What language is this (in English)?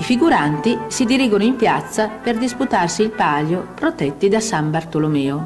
Italian